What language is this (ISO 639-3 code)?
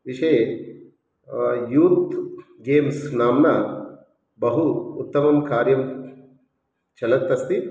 san